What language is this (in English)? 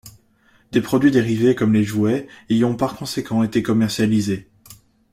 French